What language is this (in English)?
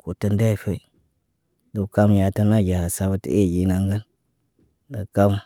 Naba